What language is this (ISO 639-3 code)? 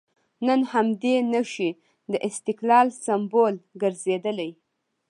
pus